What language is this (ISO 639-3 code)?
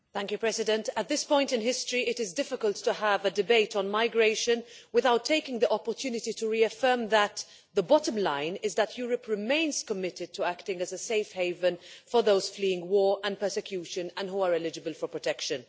eng